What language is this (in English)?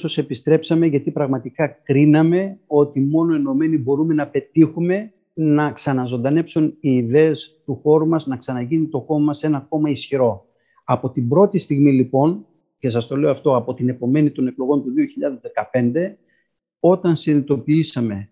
Greek